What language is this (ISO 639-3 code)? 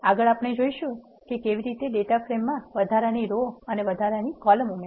guj